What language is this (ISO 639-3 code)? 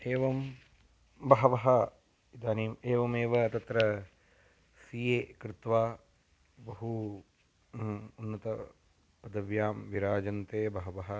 san